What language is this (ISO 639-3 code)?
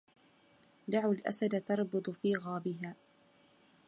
ara